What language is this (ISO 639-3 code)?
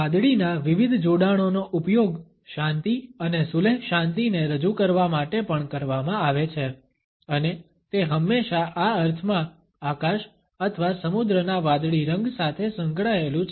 guj